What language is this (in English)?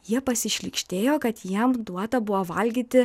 Lithuanian